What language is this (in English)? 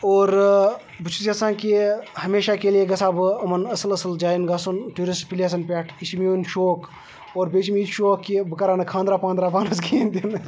Kashmiri